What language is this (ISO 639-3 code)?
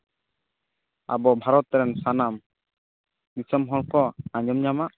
sat